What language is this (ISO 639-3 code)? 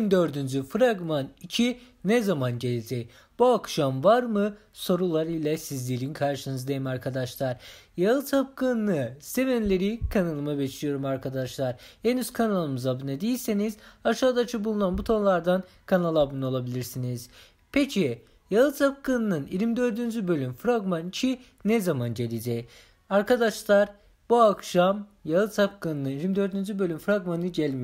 tur